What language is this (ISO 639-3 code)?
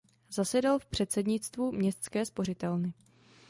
ces